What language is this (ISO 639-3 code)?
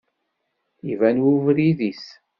kab